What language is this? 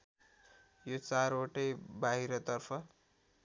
Nepali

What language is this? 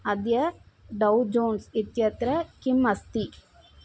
Sanskrit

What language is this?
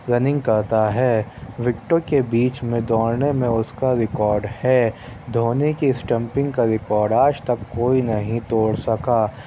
Urdu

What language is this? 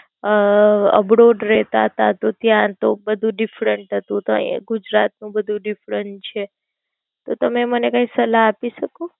Gujarati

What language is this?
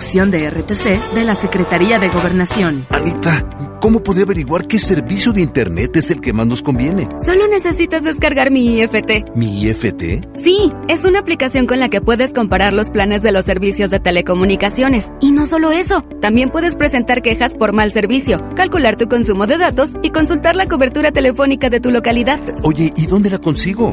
Spanish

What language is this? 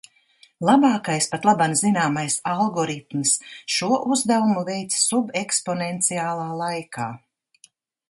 Latvian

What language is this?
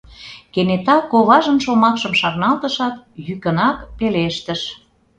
Mari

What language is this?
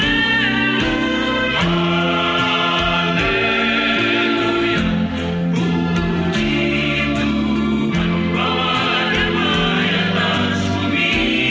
Indonesian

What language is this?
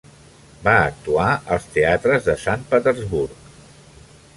Catalan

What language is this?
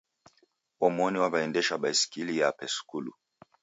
Taita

